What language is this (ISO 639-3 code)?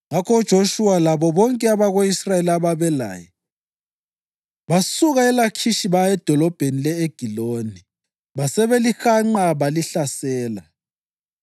nde